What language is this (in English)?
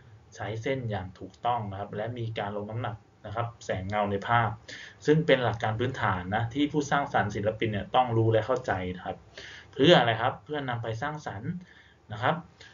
Thai